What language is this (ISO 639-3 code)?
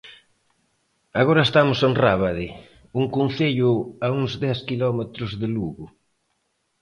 glg